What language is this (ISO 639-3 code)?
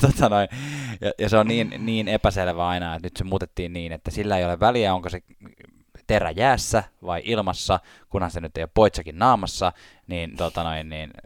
fin